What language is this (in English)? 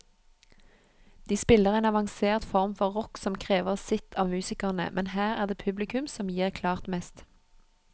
Norwegian